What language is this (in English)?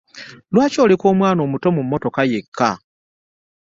Ganda